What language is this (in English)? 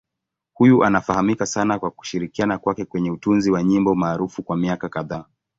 Swahili